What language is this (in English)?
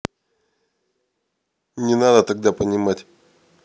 Russian